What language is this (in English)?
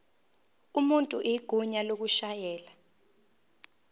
Zulu